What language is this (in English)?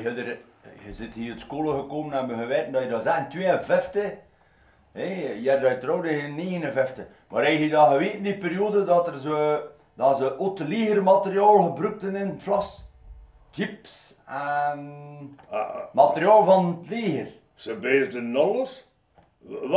Dutch